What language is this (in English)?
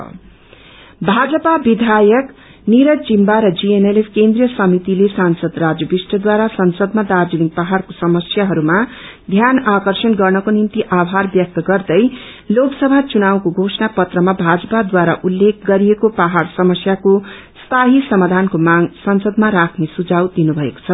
Nepali